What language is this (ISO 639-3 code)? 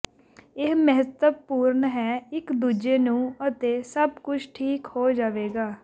pan